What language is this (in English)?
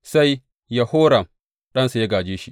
Hausa